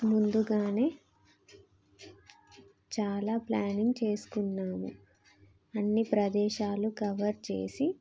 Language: Telugu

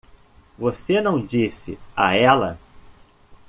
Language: Portuguese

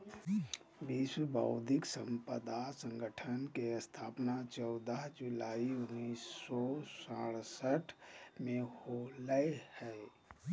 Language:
Magahi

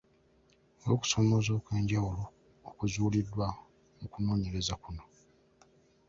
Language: Ganda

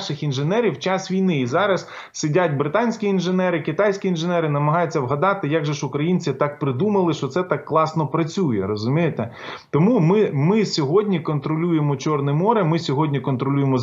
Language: Ukrainian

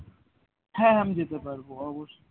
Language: Bangla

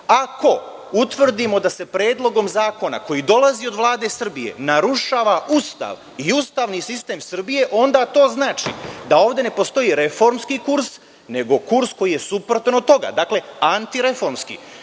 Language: Serbian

